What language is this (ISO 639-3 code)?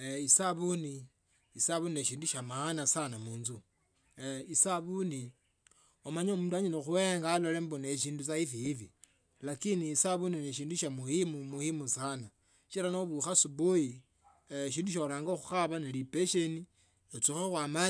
lto